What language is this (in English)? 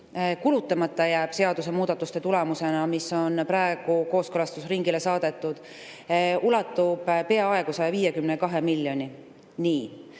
Estonian